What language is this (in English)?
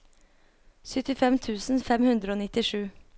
Norwegian